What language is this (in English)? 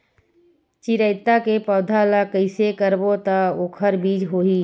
Chhattisgarhi